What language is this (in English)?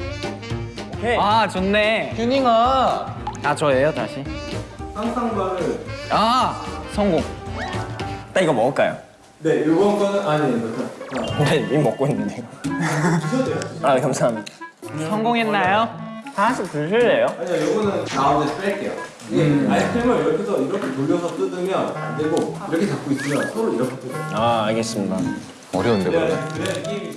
Korean